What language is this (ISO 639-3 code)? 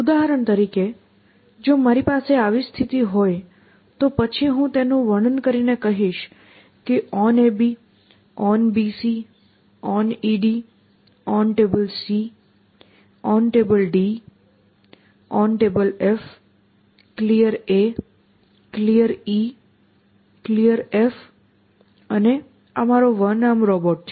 guj